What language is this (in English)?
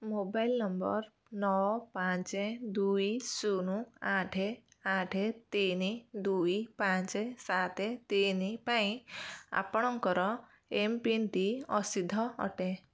Odia